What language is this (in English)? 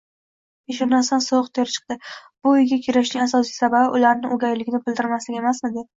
Uzbek